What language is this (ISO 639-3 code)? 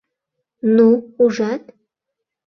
chm